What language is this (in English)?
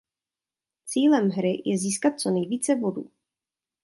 Czech